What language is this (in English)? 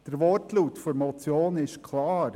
Swiss German